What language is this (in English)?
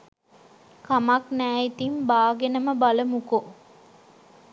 Sinhala